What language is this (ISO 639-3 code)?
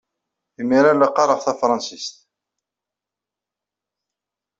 kab